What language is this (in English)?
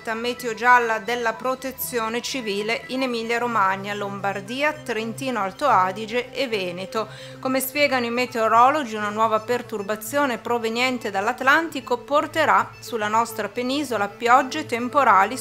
Italian